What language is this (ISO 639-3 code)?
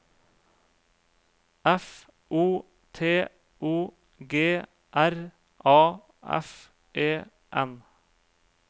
nor